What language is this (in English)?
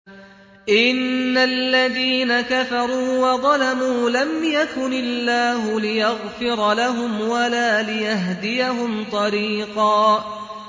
Arabic